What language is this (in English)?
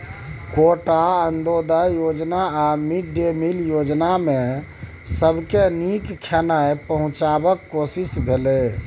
Maithili